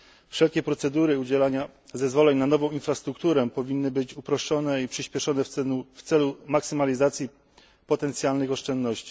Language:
Polish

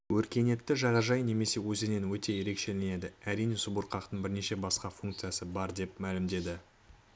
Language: Kazakh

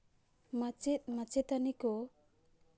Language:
Santali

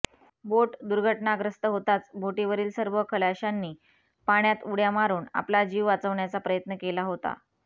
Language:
Marathi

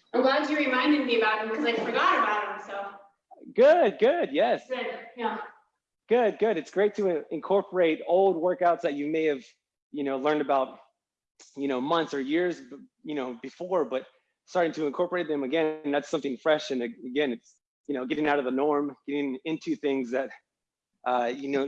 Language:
English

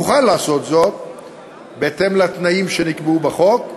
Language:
Hebrew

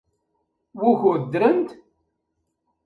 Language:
Kabyle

